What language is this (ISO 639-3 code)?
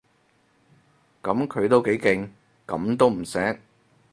yue